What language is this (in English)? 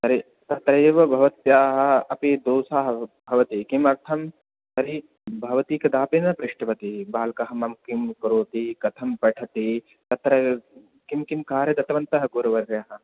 Sanskrit